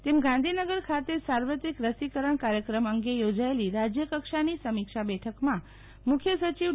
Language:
Gujarati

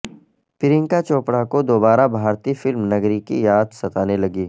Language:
Urdu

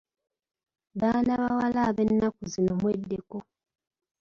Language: Ganda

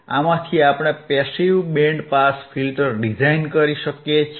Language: Gujarati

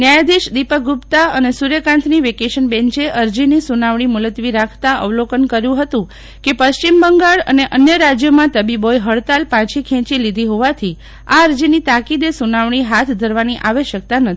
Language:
Gujarati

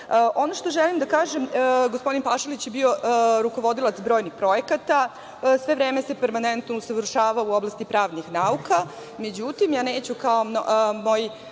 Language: Serbian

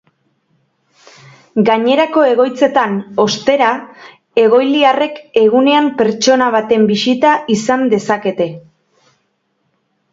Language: Basque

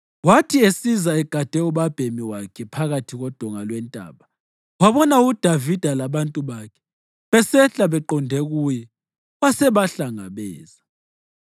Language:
North Ndebele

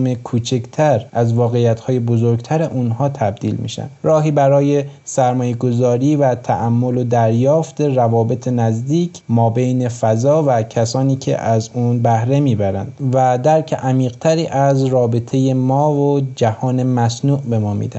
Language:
Persian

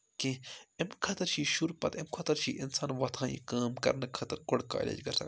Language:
Kashmiri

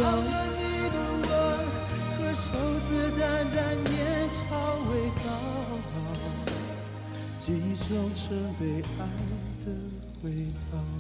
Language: Chinese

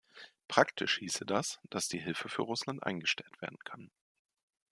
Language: German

